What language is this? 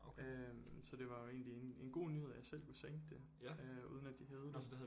Danish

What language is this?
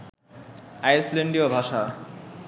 Bangla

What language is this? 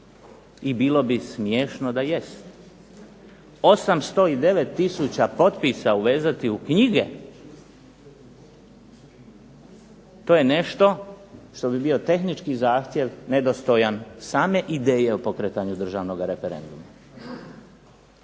Croatian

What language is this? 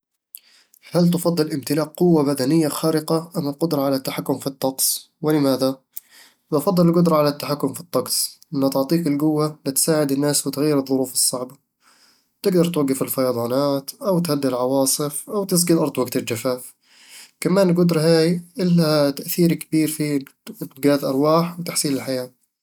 Eastern Egyptian Bedawi Arabic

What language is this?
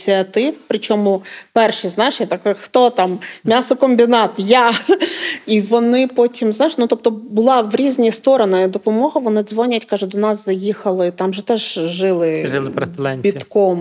Ukrainian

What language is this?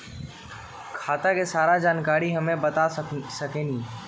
Magahi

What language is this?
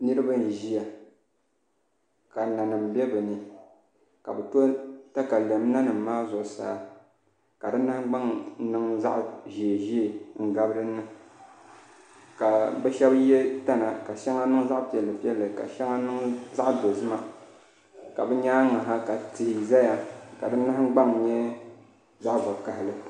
Dagbani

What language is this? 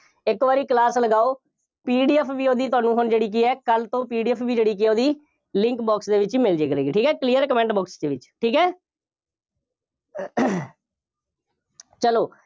Punjabi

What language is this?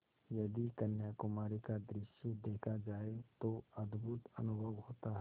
Hindi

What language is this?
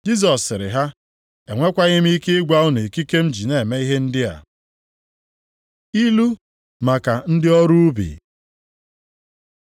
Igbo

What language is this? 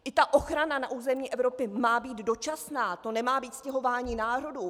Czech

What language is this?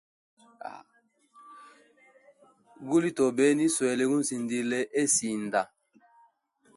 Hemba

